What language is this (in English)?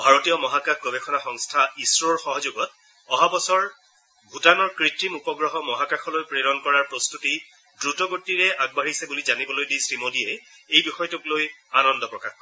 Assamese